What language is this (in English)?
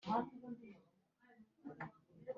Kinyarwanda